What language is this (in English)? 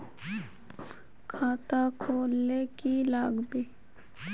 Magahi